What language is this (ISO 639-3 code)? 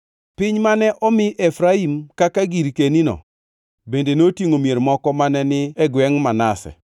luo